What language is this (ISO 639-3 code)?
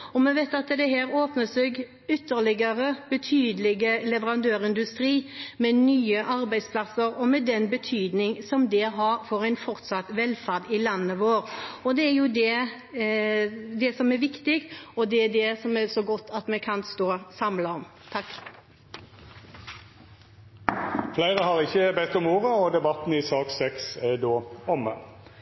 nor